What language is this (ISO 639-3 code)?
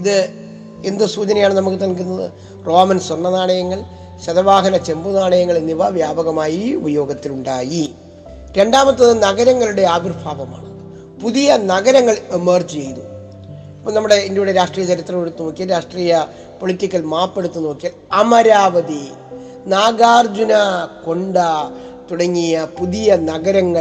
mal